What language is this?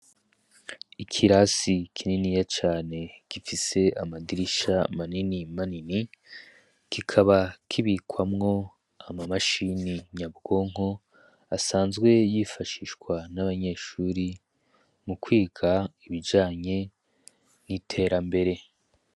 Rundi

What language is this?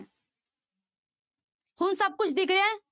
Punjabi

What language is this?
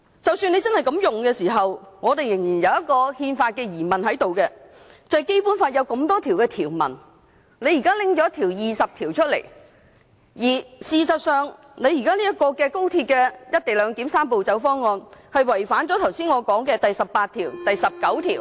Cantonese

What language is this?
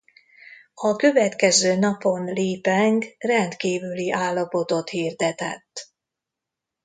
Hungarian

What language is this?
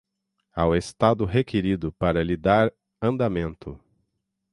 Portuguese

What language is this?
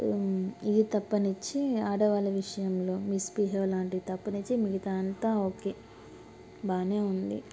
Telugu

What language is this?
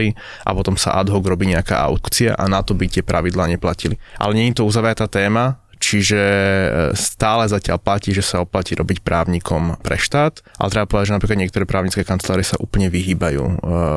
Slovak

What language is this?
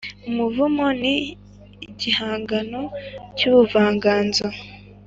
Kinyarwanda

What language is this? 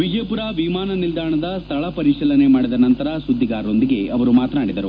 Kannada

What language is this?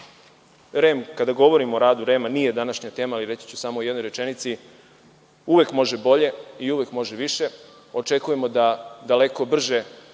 Serbian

